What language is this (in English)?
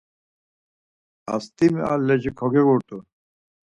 Laz